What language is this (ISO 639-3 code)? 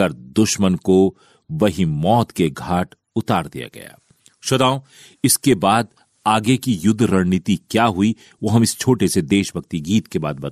hin